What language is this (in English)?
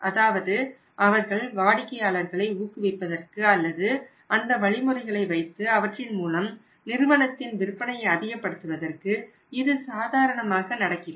Tamil